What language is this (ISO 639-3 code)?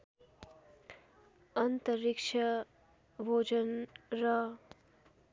nep